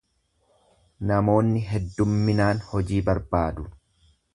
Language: Oromo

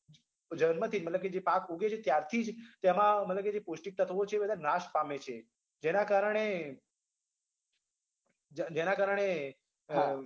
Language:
Gujarati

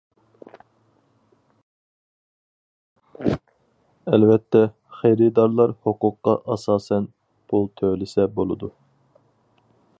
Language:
Uyghur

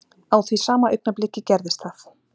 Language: Icelandic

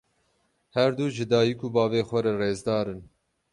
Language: Kurdish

